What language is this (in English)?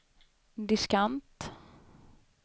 Swedish